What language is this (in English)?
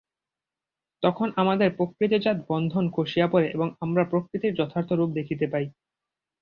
Bangla